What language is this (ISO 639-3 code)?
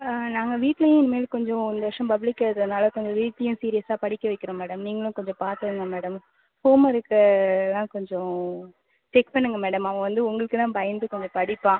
tam